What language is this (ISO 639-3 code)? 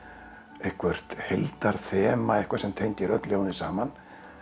isl